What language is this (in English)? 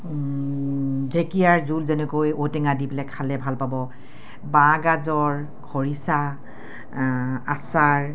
Assamese